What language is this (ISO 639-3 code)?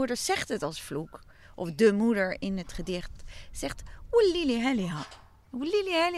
nld